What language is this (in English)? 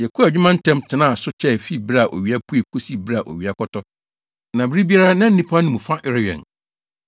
Akan